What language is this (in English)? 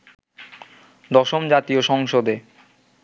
Bangla